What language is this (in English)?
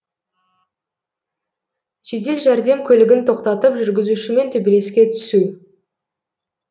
Kazakh